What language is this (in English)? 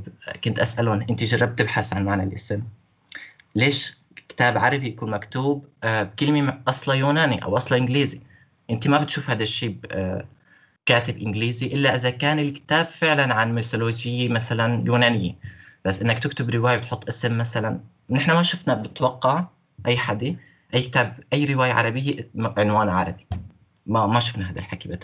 Arabic